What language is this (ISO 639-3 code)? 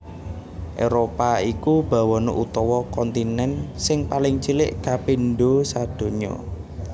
jav